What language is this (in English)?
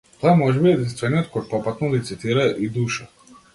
Macedonian